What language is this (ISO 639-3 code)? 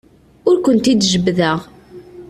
kab